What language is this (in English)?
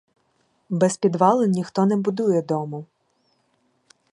Ukrainian